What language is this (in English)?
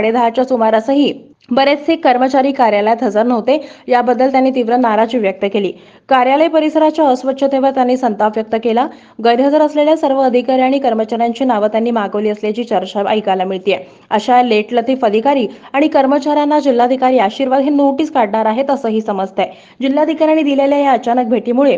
Hindi